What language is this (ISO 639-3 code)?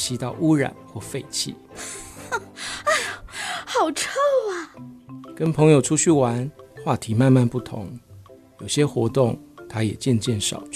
zho